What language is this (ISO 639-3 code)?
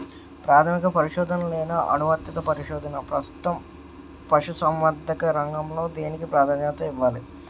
tel